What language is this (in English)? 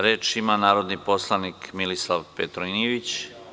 Serbian